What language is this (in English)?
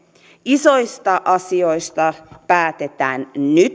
Finnish